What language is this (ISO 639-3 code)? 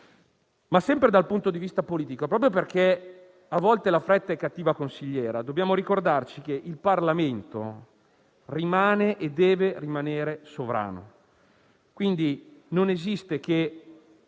ita